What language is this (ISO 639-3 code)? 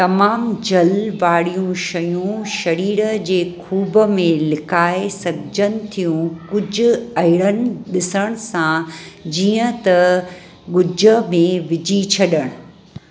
snd